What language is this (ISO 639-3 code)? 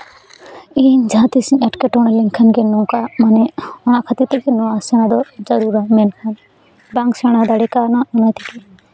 sat